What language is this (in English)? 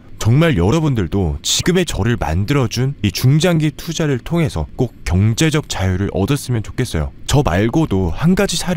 Korean